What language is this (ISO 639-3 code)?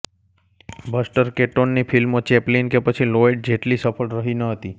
guj